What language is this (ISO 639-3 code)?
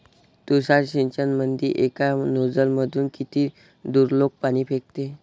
mar